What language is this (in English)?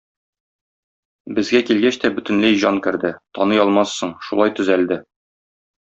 Tatar